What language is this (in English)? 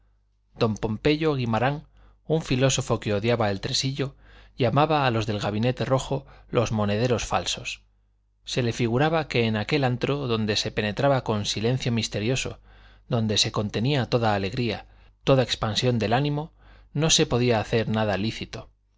Spanish